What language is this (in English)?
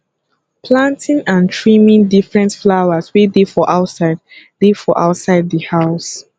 Nigerian Pidgin